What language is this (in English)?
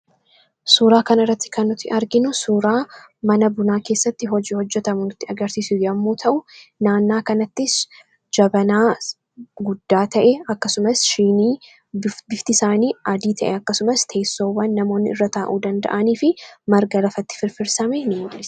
Oromo